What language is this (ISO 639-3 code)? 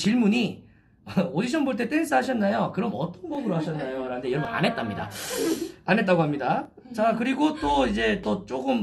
kor